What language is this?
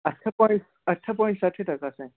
Sindhi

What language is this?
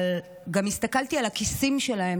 Hebrew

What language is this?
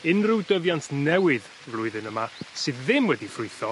Welsh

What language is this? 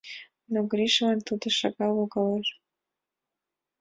Mari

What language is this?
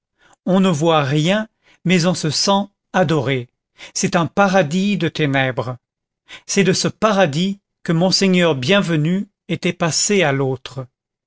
French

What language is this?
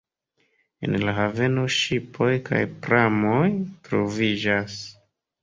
Esperanto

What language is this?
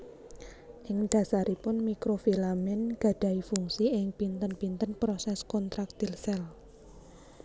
Javanese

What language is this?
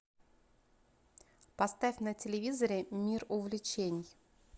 Russian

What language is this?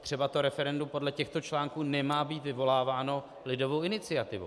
Czech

